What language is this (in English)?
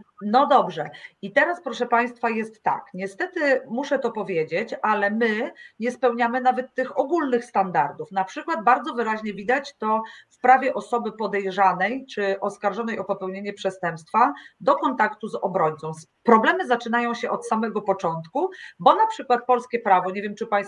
Polish